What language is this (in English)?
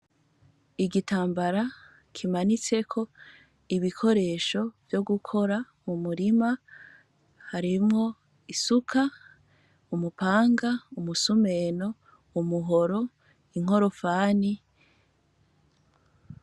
Rundi